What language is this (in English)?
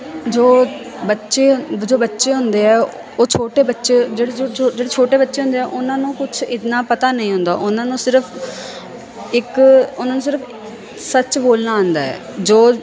Punjabi